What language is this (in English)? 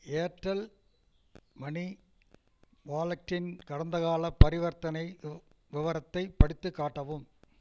Tamil